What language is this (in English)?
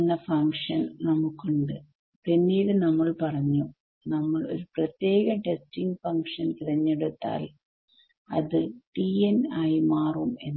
Malayalam